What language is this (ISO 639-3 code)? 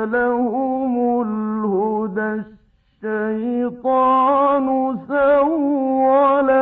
ara